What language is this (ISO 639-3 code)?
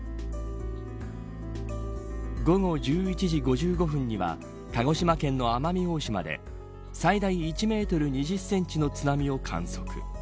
jpn